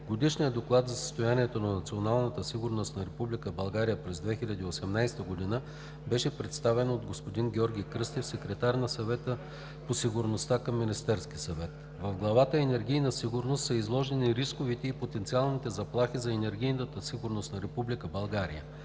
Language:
Bulgarian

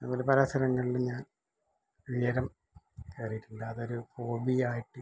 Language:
Malayalam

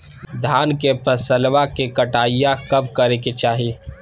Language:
Magahi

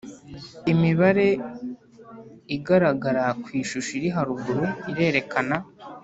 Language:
Kinyarwanda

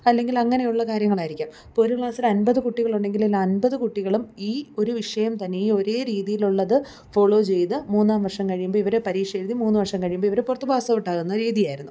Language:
Malayalam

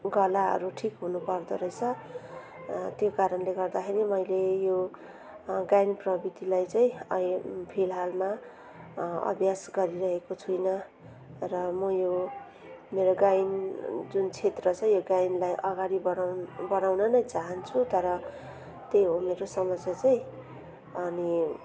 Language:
Nepali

